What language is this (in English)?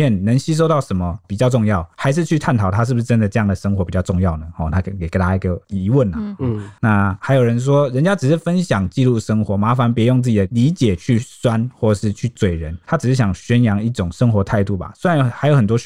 Chinese